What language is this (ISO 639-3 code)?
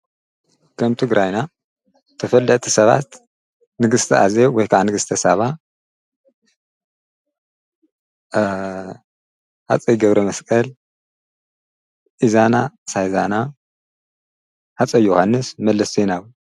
tir